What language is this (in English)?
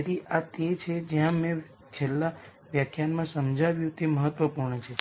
Gujarati